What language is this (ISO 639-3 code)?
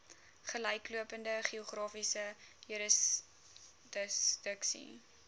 afr